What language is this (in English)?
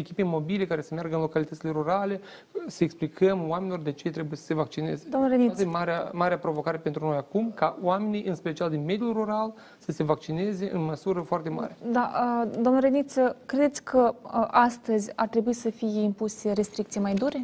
Romanian